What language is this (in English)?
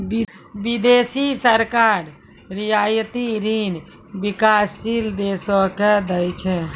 Maithili